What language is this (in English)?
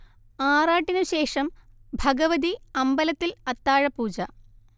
Malayalam